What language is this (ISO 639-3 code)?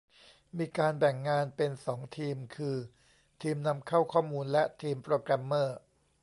tha